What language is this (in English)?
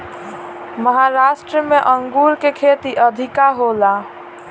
Bhojpuri